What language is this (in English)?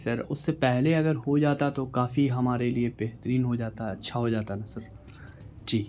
Urdu